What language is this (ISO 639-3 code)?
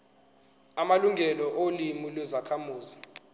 zul